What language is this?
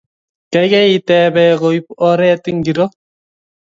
Kalenjin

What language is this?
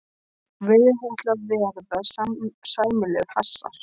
Icelandic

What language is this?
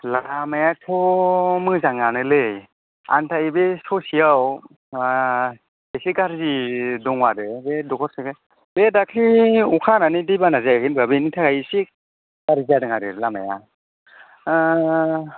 Bodo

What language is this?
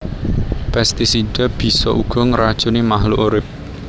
Javanese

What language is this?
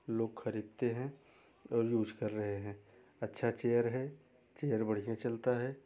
Hindi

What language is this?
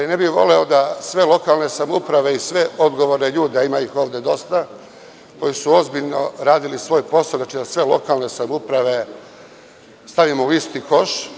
Serbian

